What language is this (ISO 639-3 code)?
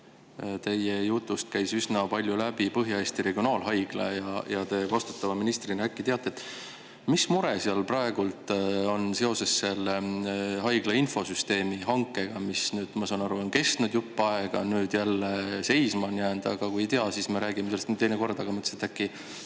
est